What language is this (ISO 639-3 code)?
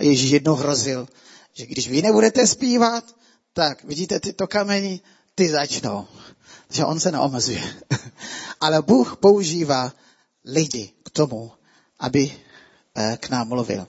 ces